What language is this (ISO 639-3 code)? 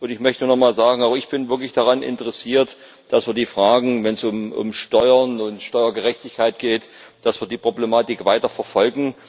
deu